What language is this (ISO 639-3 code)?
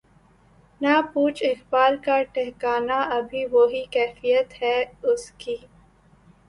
urd